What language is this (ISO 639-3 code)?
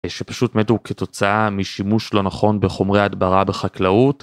heb